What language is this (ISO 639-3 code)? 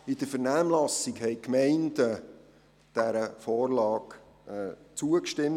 gsw